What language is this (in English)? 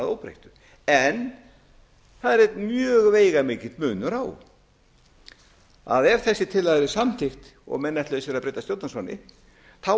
Icelandic